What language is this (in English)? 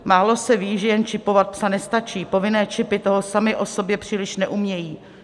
Czech